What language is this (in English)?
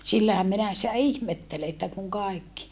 Finnish